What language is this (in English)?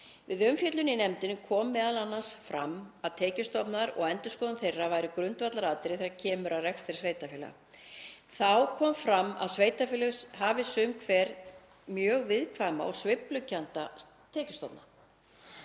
Icelandic